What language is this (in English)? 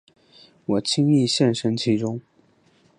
Chinese